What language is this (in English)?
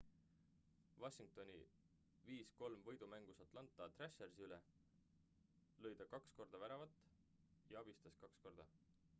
Estonian